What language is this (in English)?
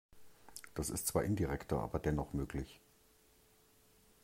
German